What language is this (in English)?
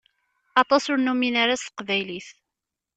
Kabyle